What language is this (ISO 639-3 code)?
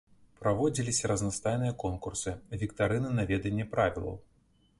bel